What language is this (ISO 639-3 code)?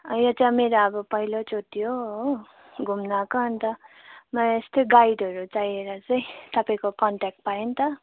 nep